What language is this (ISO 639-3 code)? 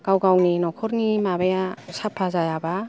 brx